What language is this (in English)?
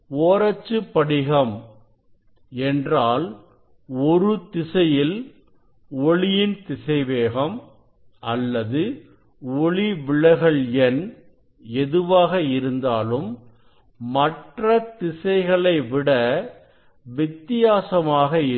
Tamil